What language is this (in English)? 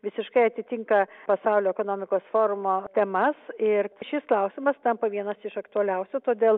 Lithuanian